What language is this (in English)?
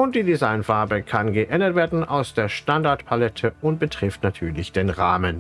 German